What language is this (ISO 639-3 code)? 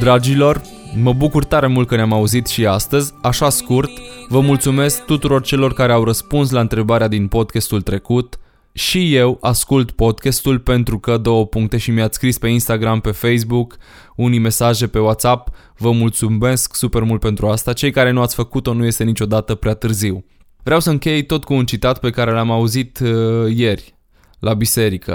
ron